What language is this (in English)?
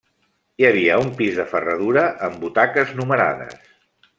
Catalan